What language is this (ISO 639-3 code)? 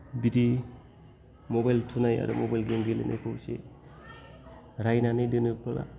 brx